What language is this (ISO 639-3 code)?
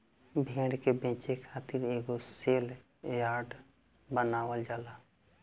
bho